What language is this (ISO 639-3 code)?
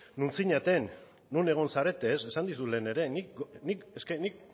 eus